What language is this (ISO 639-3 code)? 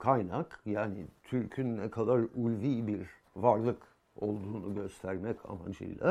tur